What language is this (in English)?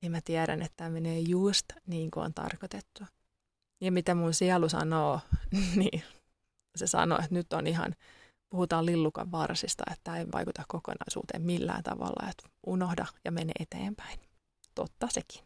Finnish